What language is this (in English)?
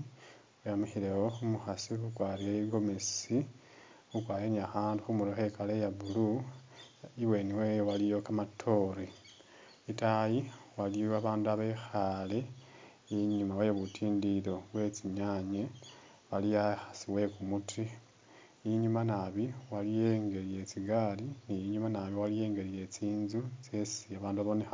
Masaaba